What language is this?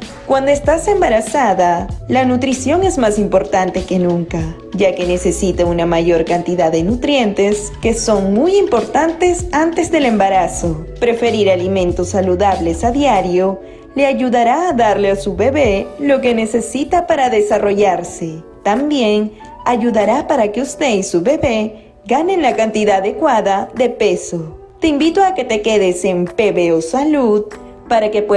Spanish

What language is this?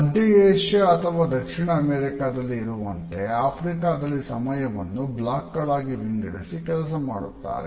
Kannada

